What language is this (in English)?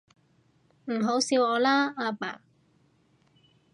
Cantonese